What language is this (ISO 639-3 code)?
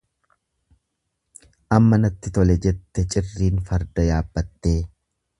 orm